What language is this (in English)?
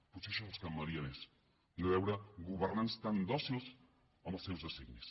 Catalan